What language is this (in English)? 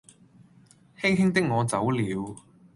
Cantonese